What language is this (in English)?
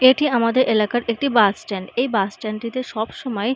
Bangla